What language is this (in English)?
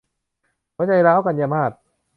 Thai